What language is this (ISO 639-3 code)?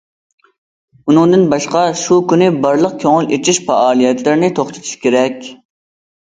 uig